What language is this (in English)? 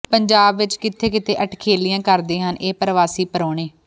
Punjabi